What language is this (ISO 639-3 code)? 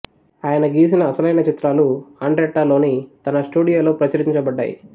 tel